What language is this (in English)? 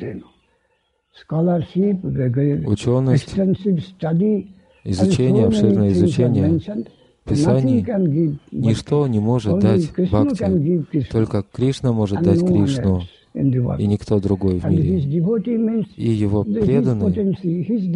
Russian